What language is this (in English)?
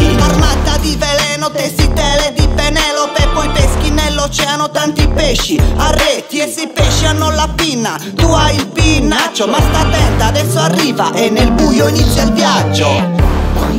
Italian